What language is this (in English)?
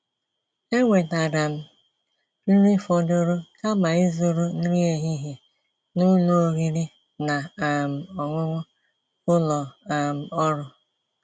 Igbo